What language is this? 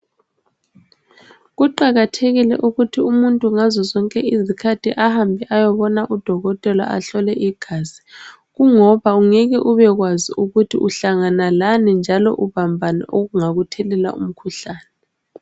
North Ndebele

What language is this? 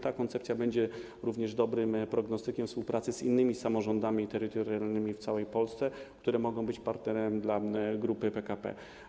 Polish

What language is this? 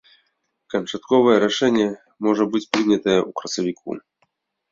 Belarusian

